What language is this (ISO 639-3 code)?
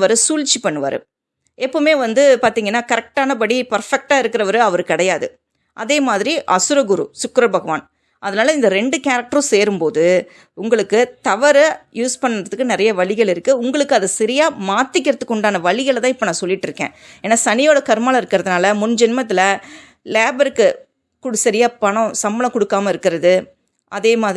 tam